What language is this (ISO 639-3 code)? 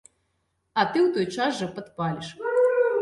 bel